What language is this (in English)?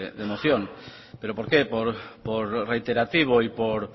Spanish